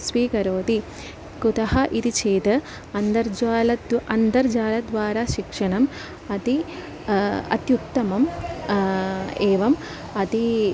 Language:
Sanskrit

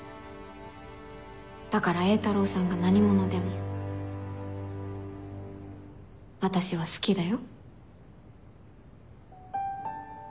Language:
Japanese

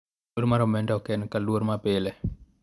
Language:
Luo (Kenya and Tanzania)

